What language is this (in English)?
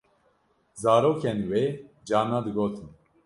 Kurdish